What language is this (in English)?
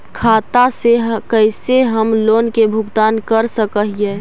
Magahi